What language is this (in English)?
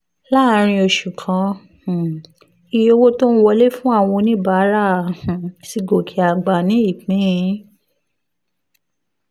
Yoruba